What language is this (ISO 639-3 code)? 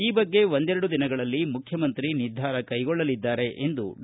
kan